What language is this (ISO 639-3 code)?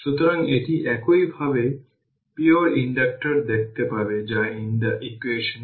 ben